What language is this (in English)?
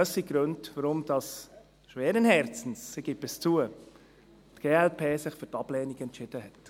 Swiss German